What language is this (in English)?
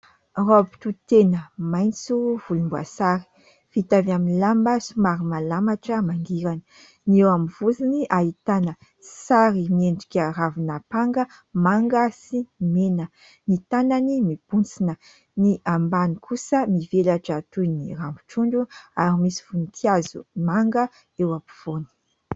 Malagasy